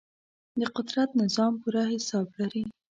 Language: Pashto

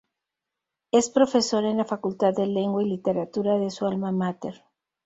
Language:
Spanish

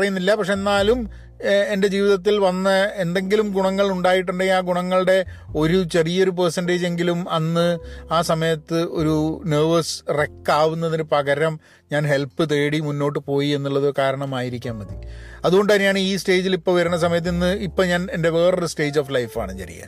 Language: Malayalam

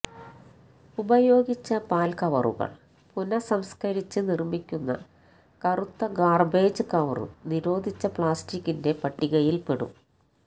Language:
Malayalam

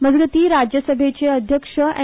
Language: Konkani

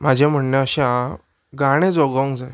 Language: Konkani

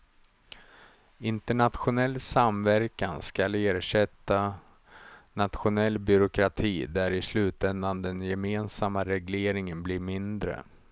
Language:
Swedish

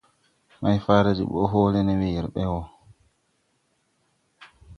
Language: Tupuri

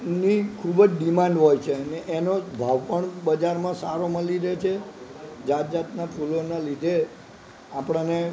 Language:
Gujarati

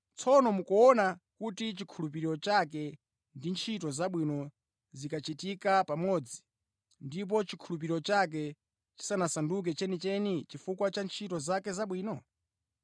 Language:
Nyanja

